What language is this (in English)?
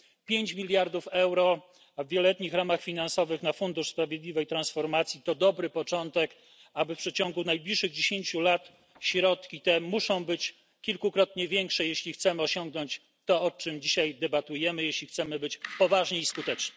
Polish